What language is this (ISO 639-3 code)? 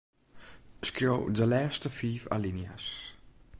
fry